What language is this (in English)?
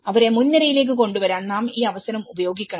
Malayalam